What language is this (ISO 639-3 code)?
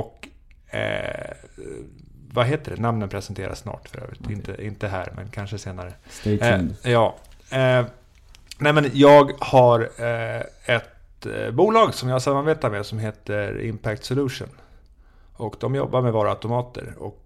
swe